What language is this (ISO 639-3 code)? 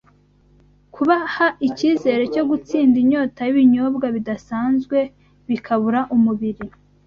kin